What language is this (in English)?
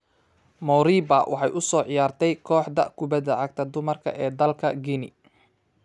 Somali